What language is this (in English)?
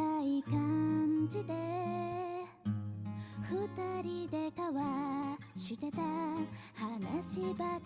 Japanese